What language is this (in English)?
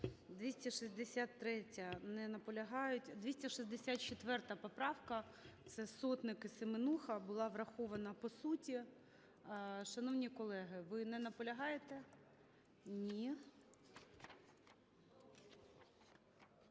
Ukrainian